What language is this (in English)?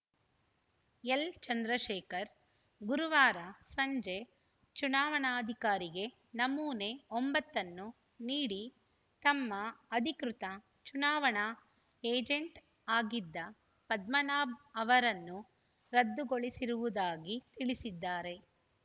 Kannada